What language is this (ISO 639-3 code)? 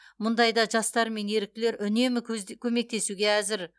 kaz